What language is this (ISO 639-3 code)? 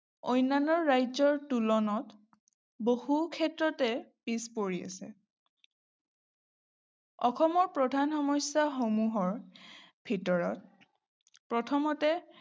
asm